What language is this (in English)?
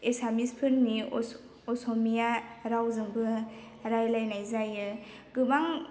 Bodo